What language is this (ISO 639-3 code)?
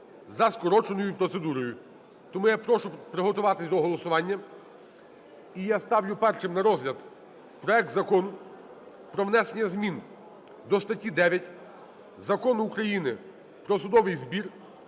ukr